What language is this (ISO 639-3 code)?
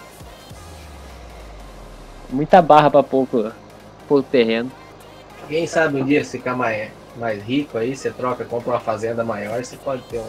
por